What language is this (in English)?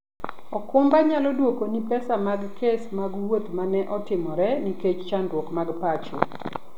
Luo (Kenya and Tanzania)